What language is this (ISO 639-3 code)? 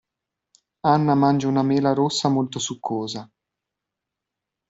ita